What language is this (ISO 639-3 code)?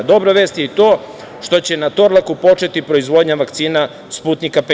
srp